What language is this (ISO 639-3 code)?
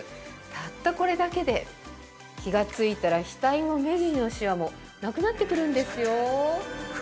jpn